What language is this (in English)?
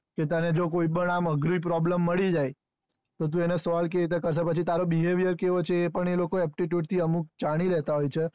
Gujarati